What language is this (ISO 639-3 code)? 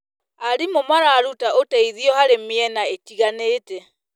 kik